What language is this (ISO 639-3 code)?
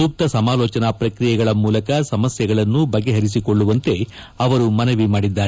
kan